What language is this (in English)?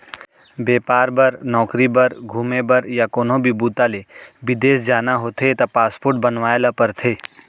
Chhattisgarhi